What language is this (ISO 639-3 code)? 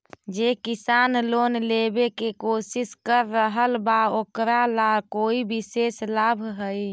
mag